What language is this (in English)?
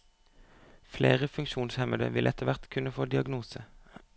Norwegian